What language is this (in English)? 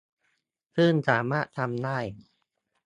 Thai